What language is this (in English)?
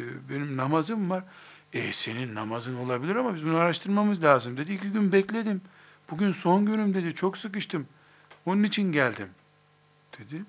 Turkish